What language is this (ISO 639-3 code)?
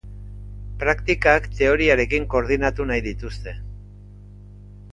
eus